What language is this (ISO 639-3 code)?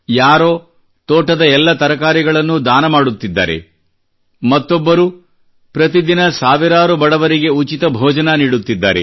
kan